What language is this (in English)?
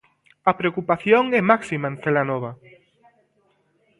Galician